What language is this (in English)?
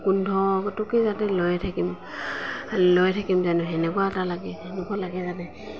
Assamese